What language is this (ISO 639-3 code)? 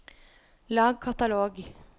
nor